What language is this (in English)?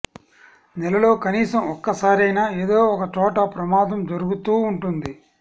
Telugu